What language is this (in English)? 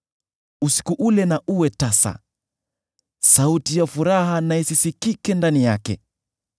Swahili